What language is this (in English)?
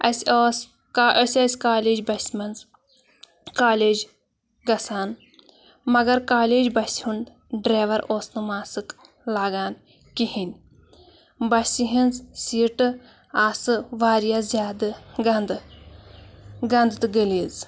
Kashmiri